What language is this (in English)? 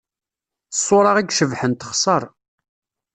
Kabyle